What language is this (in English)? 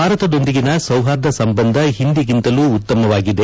Kannada